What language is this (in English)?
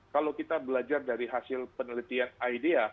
Indonesian